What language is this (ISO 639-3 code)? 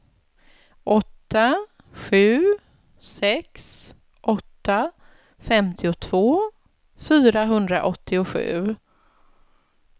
swe